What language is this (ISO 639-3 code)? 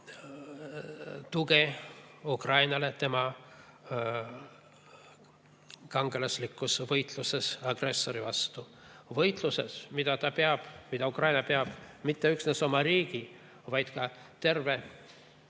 est